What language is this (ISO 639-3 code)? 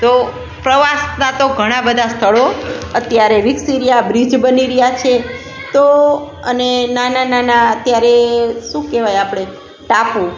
guj